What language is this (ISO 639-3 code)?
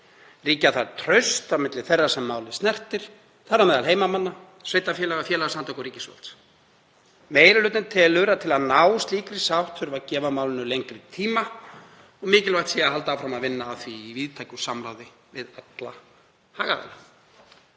isl